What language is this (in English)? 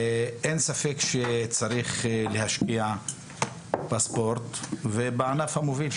Hebrew